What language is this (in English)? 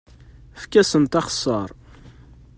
Kabyle